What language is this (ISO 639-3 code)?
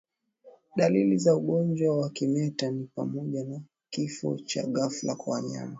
swa